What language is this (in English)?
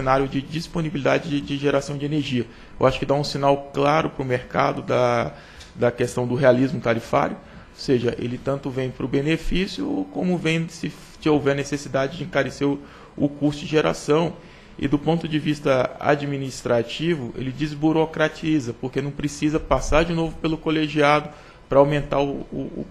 Portuguese